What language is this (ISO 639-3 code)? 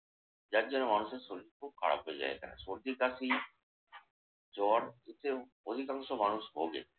ben